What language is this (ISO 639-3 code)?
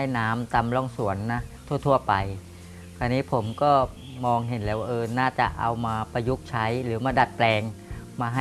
tha